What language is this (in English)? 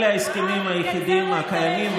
Hebrew